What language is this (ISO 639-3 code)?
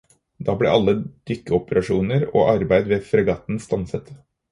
nob